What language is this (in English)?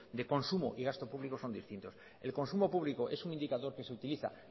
Spanish